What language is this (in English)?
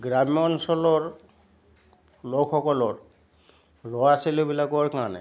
Assamese